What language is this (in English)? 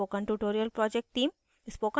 Hindi